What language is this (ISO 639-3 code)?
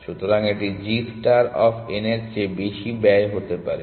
ben